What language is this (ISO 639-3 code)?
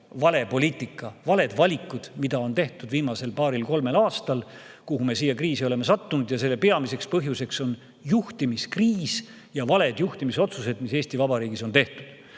est